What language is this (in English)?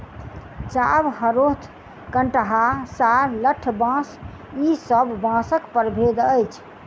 Maithili